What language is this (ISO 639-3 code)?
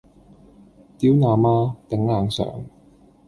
yue